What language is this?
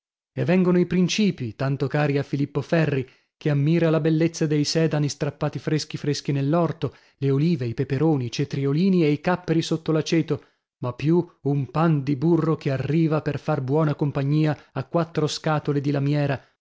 Italian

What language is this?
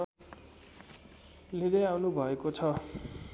Nepali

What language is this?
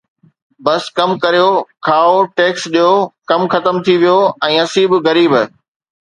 Sindhi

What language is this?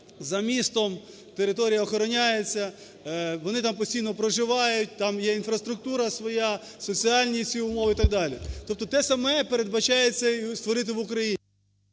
Ukrainian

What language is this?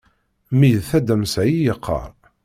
Kabyle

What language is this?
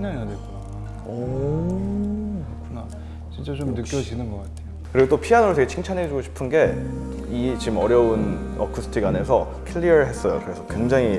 Korean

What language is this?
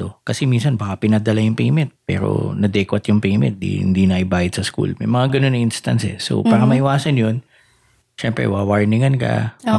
Filipino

